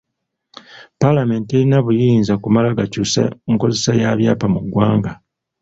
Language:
Ganda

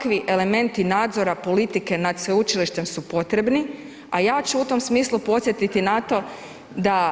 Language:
Croatian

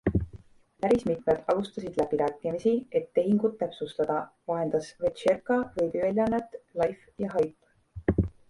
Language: Estonian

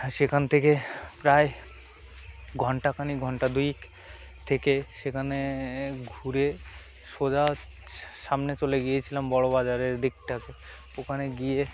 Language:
Bangla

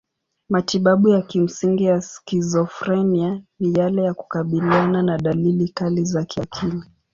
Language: Swahili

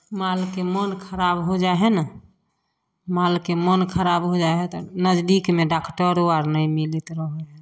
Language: Maithili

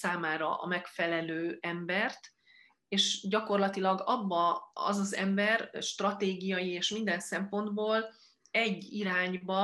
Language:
Hungarian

